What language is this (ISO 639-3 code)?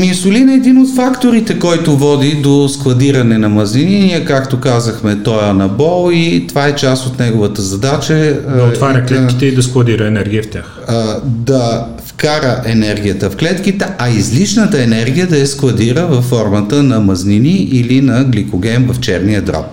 bul